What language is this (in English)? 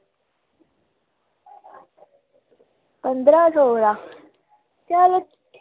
Dogri